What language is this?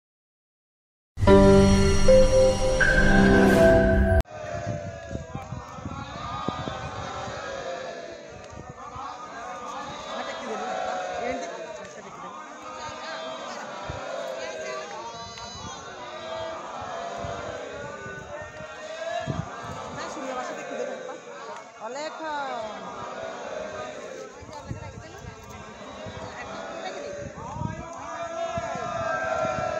Thai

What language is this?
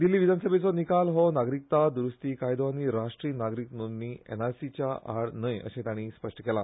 Konkani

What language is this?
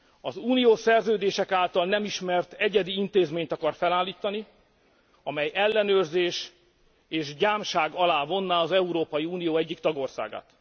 Hungarian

